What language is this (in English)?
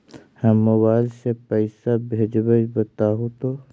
Magahi